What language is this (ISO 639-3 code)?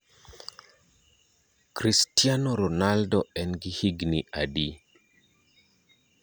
luo